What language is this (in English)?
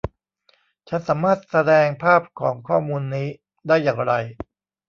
Thai